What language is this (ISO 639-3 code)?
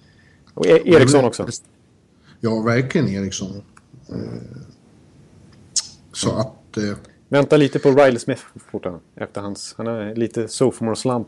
swe